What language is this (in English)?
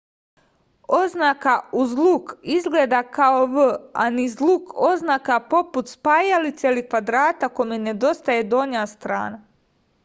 Serbian